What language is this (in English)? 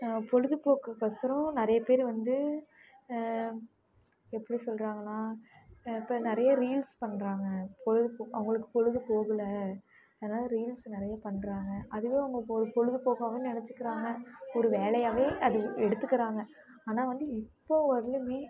Tamil